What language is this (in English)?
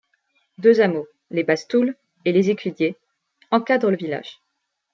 French